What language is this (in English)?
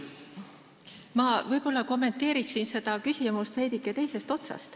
Estonian